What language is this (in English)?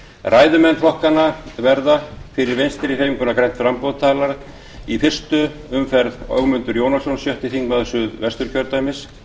Icelandic